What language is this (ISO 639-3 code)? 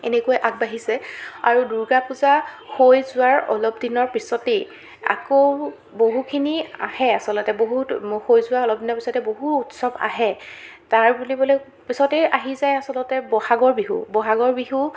asm